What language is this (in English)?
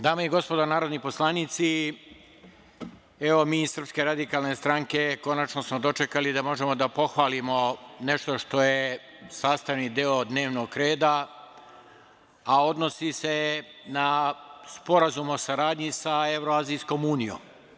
Serbian